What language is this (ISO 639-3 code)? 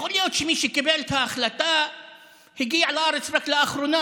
heb